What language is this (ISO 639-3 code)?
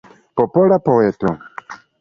epo